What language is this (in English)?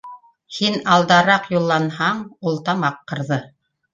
Bashkir